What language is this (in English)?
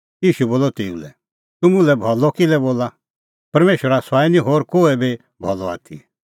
Kullu Pahari